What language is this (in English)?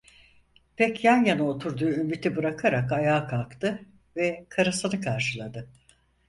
Turkish